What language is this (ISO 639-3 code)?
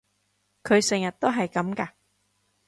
yue